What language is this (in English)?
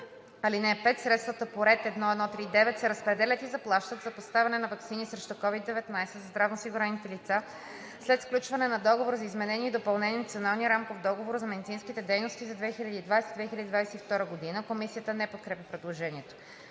Bulgarian